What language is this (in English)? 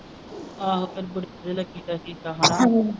Punjabi